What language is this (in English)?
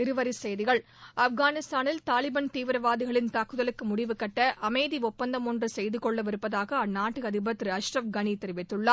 Tamil